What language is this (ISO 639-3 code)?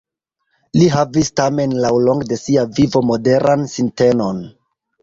epo